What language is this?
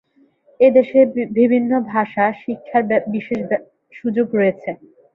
Bangla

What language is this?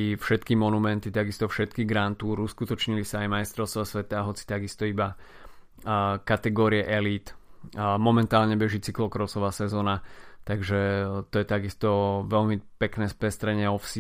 Slovak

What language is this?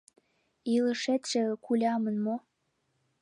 Mari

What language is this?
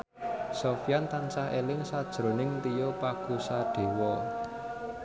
Javanese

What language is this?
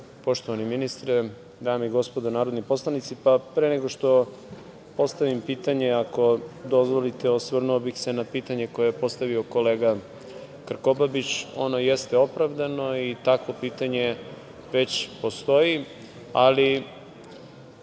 Serbian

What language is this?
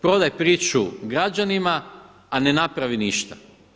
Croatian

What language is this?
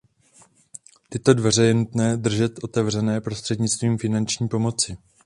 Czech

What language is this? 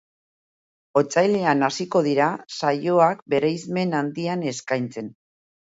Basque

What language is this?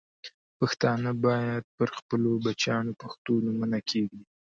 Pashto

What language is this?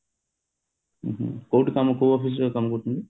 Odia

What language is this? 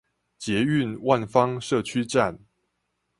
Chinese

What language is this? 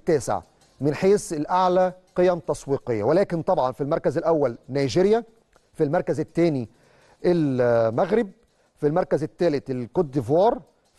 Arabic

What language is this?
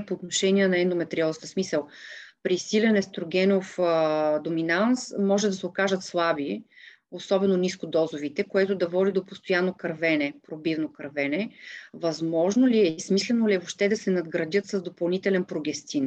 Bulgarian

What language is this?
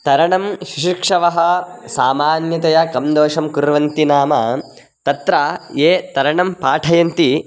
Sanskrit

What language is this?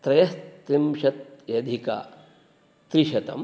Sanskrit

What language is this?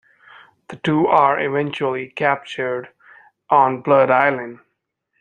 English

